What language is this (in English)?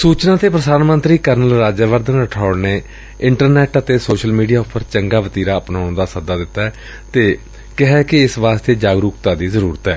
Punjabi